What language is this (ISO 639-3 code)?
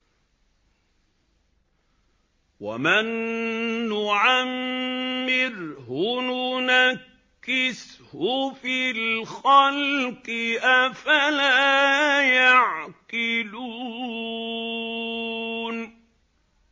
ara